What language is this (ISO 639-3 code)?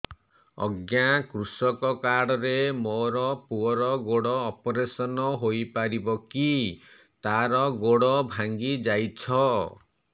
ori